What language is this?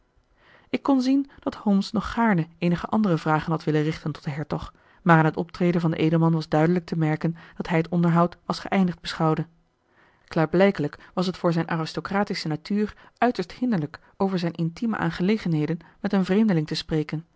Dutch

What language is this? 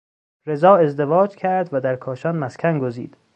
Persian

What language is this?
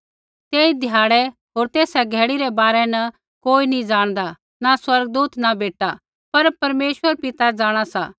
Kullu Pahari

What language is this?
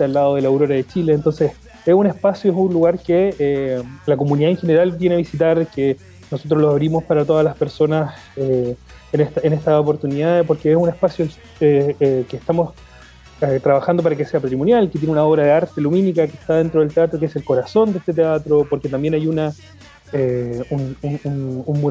Spanish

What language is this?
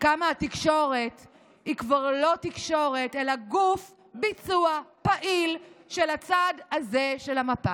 Hebrew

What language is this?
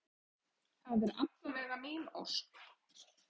Icelandic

